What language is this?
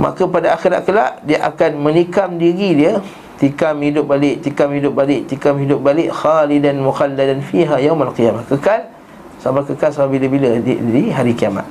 Malay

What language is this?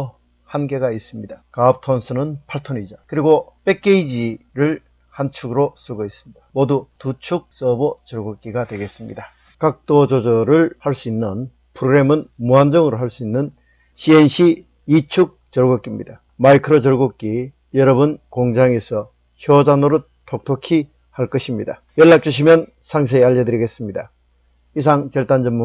Korean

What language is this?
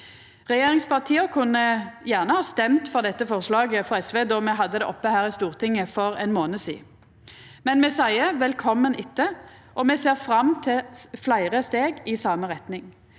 Norwegian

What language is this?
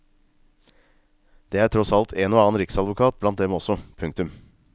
Norwegian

